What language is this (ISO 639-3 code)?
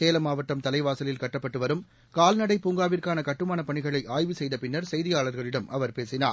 tam